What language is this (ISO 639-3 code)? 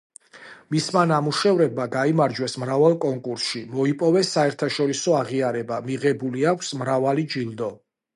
kat